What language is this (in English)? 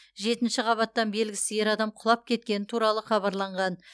Kazakh